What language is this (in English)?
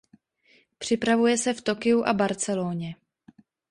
Czech